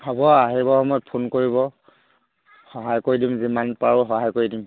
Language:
Assamese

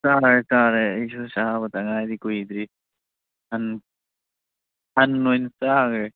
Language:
Manipuri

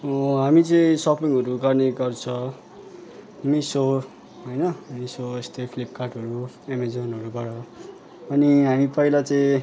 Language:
Nepali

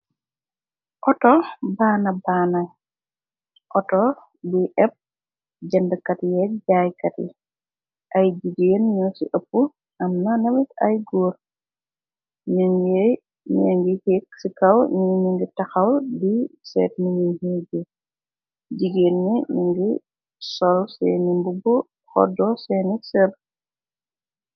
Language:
Wolof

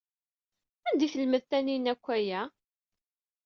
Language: Kabyle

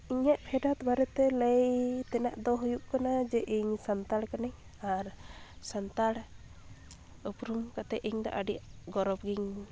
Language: Santali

